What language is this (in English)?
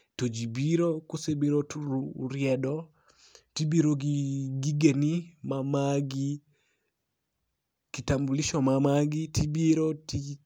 Luo (Kenya and Tanzania)